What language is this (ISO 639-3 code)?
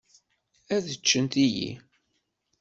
kab